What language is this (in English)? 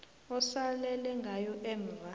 South Ndebele